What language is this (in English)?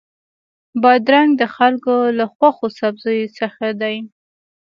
Pashto